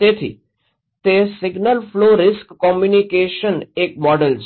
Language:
Gujarati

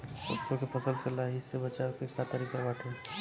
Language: Bhojpuri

